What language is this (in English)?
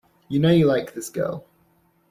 English